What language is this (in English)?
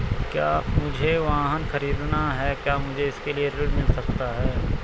Hindi